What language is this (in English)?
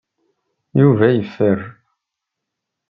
Kabyle